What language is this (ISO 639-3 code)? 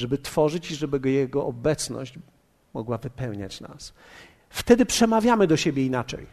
pol